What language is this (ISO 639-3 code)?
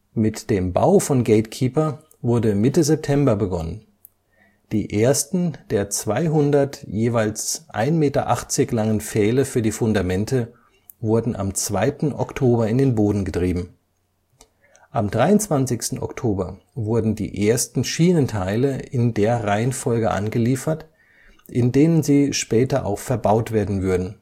deu